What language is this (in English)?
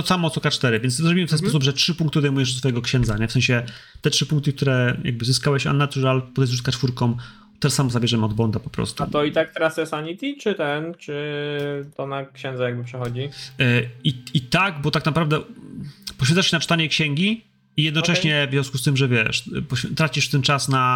Polish